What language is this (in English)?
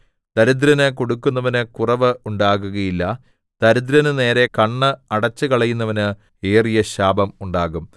Malayalam